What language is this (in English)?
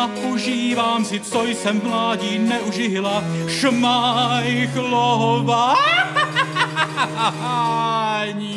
Czech